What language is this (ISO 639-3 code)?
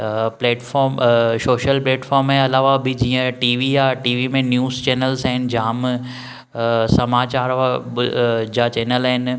snd